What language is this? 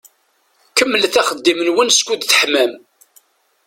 Kabyle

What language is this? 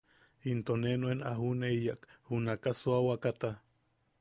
Yaqui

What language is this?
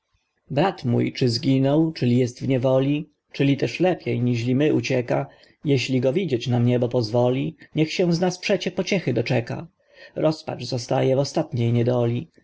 Polish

